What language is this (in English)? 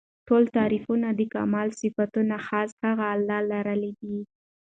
Pashto